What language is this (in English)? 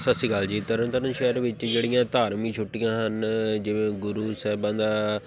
Punjabi